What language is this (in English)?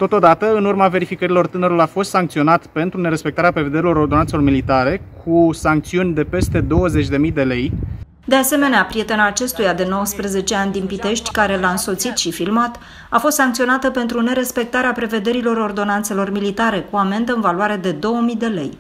Romanian